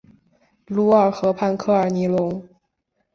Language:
Chinese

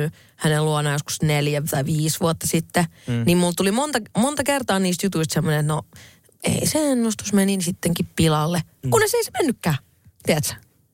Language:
Finnish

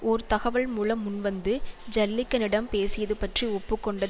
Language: Tamil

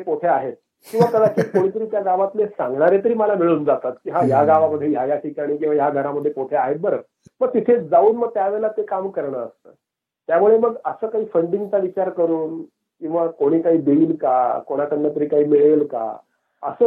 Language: Marathi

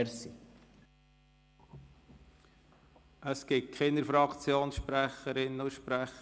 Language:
Swiss German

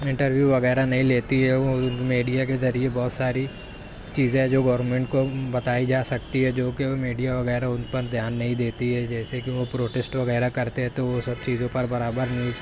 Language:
Urdu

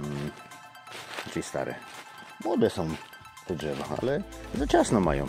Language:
Polish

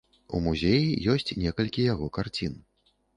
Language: Belarusian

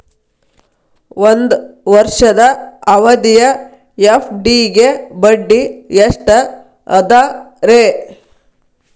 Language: Kannada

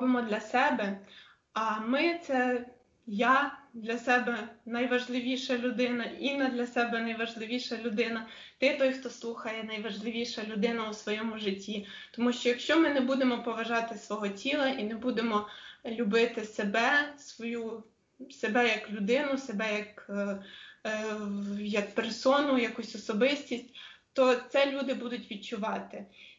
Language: Ukrainian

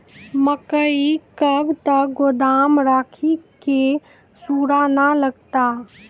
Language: Maithili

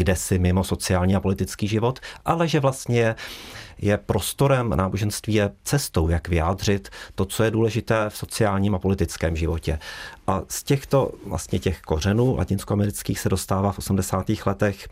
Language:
Czech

